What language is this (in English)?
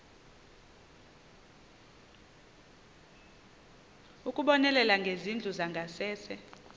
Xhosa